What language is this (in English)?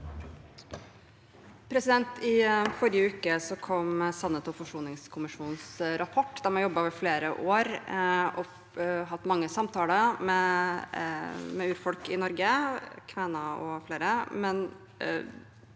Norwegian